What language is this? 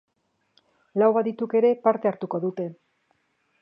Basque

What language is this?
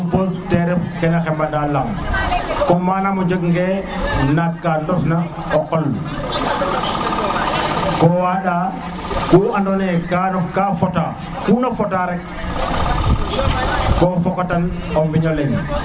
Serer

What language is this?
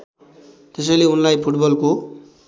Nepali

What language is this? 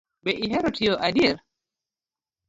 Luo (Kenya and Tanzania)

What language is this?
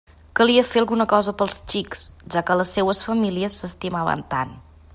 Catalan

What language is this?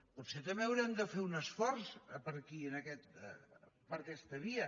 Catalan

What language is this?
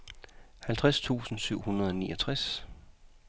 Danish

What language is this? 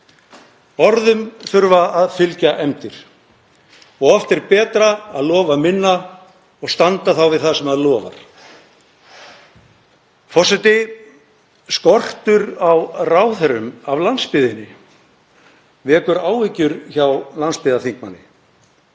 Icelandic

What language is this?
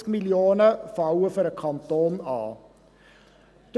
Swiss German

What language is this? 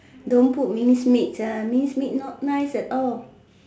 English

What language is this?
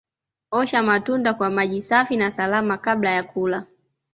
Swahili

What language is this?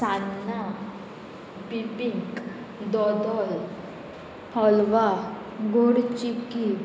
Konkani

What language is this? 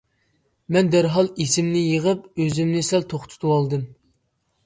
Uyghur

